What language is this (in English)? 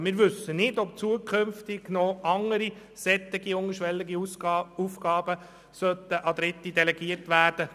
Swiss German